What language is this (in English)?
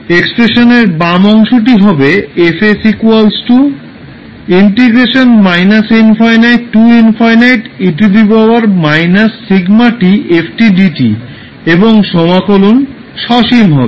Bangla